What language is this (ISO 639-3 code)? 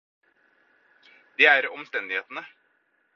nob